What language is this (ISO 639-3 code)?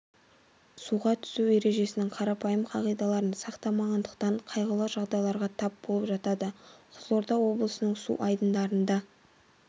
kaz